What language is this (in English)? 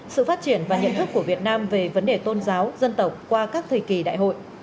Vietnamese